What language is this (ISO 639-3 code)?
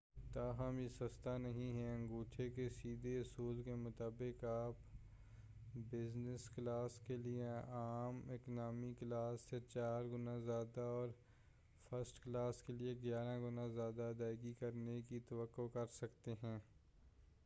urd